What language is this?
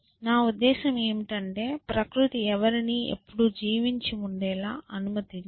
Telugu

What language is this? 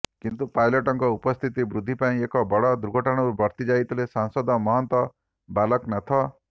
Odia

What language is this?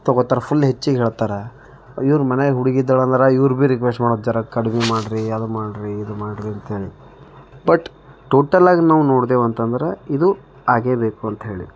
Kannada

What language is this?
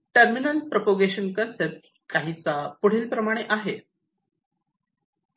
Marathi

